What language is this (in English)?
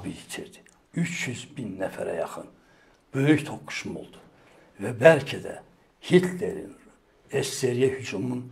Turkish